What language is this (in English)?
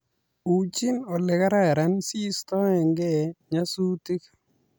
Kalenjin